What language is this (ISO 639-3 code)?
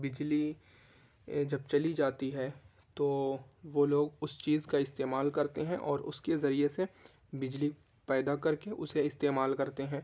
urd